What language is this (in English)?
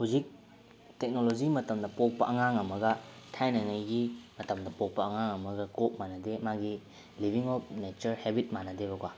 Manipuri